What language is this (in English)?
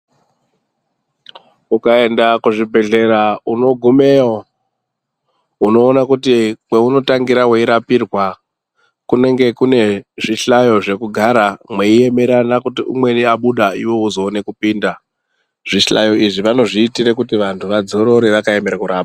Ndau